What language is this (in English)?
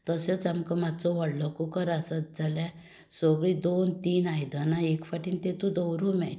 Konkani